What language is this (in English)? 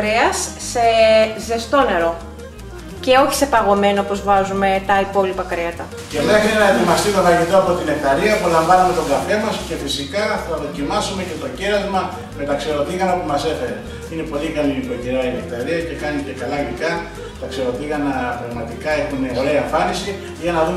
Greek